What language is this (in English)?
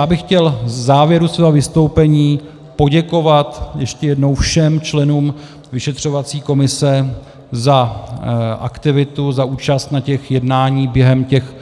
Czech